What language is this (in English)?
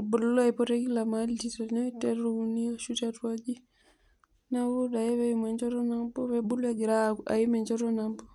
Masai